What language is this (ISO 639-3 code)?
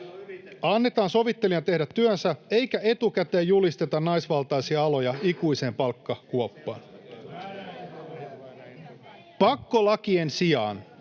fin